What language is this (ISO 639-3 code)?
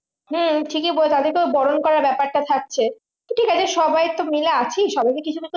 ben